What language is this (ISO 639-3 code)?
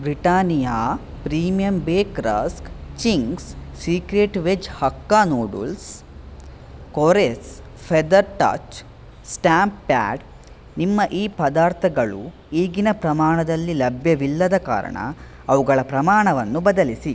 kan